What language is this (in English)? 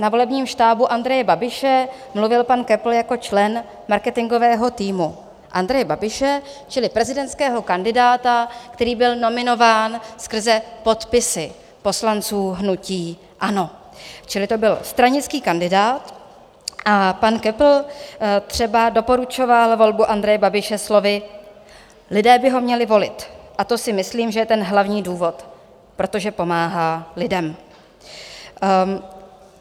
Czech